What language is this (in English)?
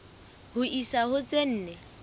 Southern Sotho